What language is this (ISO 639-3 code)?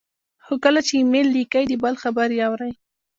pus